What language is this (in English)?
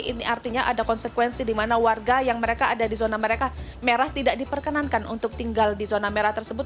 Indonesian